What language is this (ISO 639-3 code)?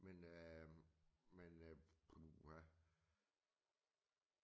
dan